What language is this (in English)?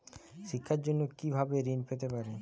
Bangla